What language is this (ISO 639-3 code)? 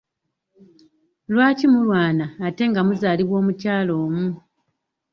lug